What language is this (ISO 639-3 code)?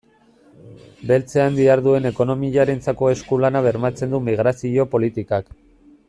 eus